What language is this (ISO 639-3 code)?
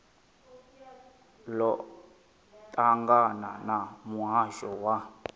ven